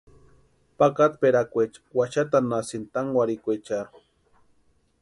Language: Western Highland Purepecha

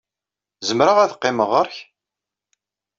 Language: Kabyle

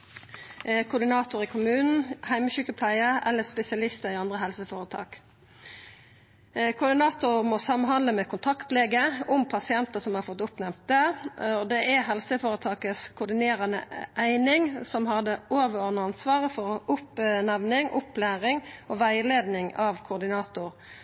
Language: Norwegian Nynorsk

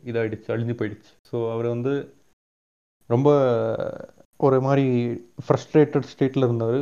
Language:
Tamil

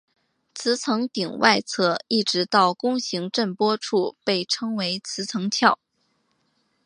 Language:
Chinese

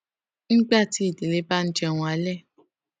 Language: Yoruba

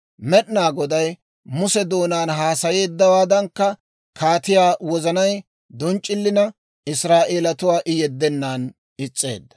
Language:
Dawro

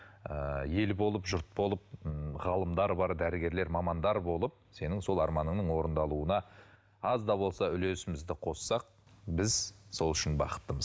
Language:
Kazakh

